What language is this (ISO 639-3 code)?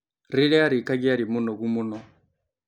kik